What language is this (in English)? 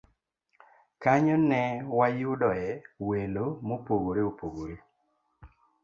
Luo (Kenya and Tanzania)